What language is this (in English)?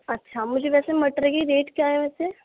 Urdu